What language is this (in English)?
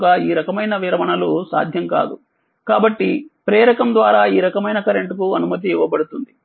Telugu